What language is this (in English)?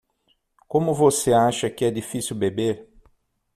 Portuguese